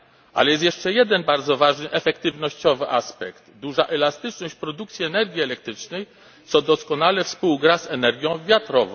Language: Polish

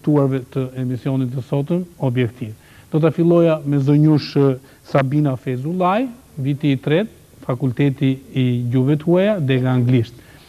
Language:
Romanian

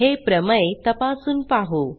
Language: Marathi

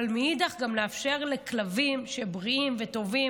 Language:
Hebrew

